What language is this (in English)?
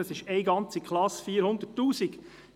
Swiss German